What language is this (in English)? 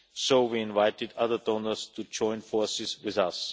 English